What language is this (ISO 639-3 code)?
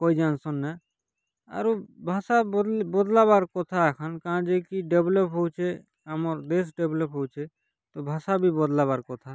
ori